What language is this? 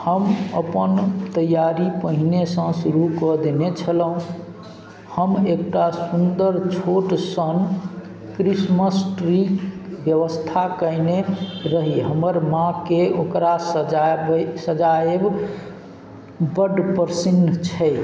Maithili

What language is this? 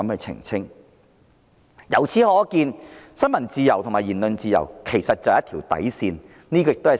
Cantonese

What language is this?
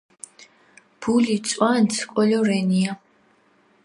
Mingrelian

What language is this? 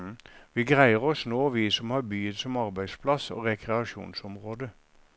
Norwegian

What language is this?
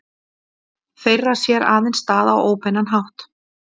Icelandic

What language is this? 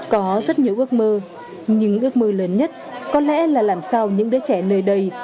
Vietnamese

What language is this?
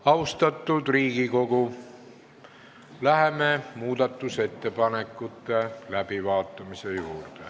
Estonian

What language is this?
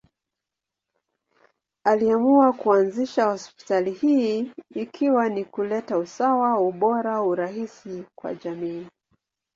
Swahili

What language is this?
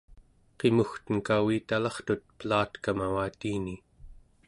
Central Yupik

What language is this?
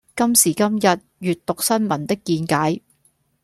Cantonese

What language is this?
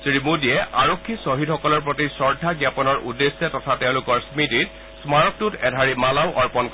Assamese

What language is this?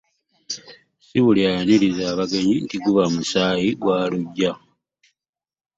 Ganda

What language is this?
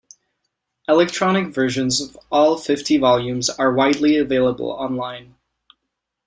English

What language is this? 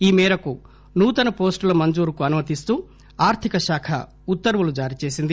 Telugu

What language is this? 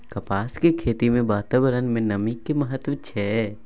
Maithili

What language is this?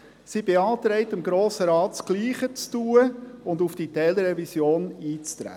Swiss German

